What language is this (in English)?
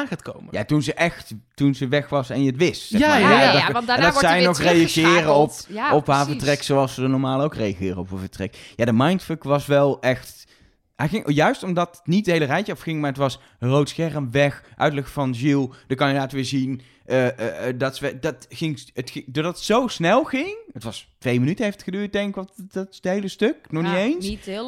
Dutch